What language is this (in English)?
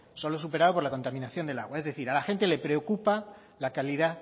Spanish